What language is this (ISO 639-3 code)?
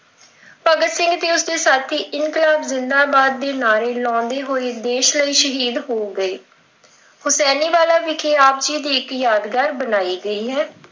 pan